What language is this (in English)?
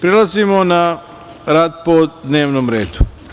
Serbian